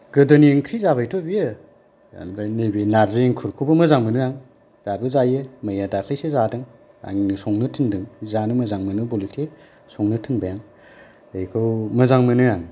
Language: Bodo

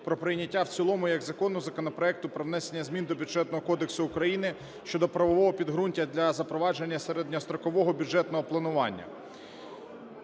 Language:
Ukrainian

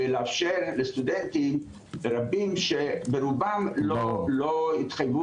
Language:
Hebrew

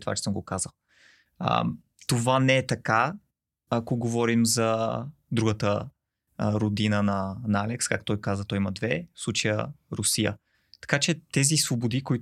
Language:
Bulgarian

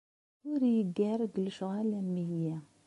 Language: Kabyle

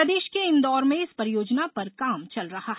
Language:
Hindi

